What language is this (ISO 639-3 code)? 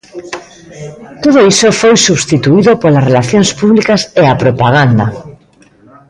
glg